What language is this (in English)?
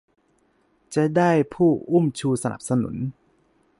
Thai